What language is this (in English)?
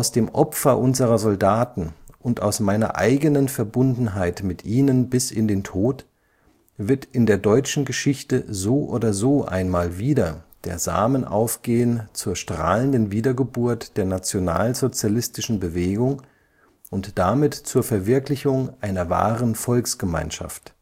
German